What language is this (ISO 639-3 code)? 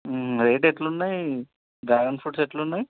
tel